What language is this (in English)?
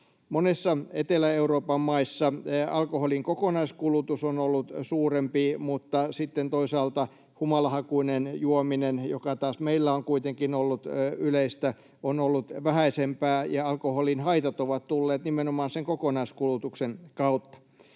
Finnish